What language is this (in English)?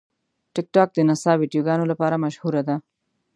Pashto